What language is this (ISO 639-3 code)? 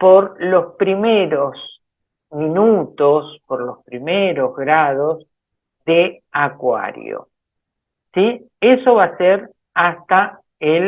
spa